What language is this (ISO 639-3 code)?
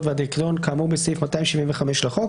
heb